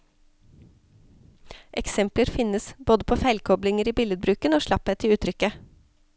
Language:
Norwegian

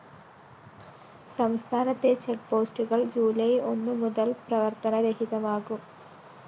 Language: Malayalam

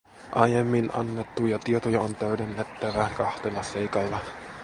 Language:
Finnish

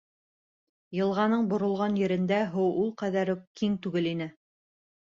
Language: Bashkir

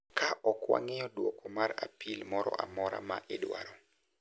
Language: Luo (Kenya and Tanzania)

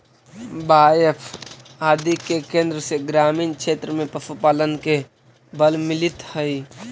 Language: Magahi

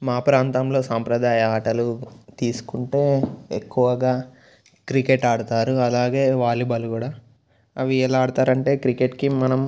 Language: Telugu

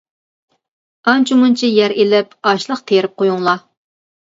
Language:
Uyghur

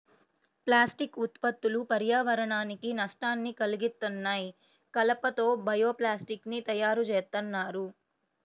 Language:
Telugu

